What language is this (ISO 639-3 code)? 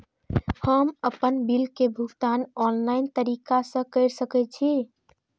mai